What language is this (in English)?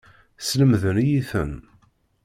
Kabyle